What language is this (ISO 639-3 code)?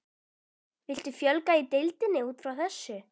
isl